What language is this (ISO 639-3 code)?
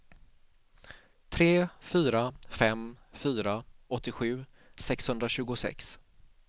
swe